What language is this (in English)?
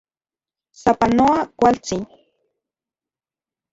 Central Puebla Nahuatl